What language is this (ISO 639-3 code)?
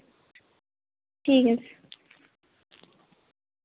sat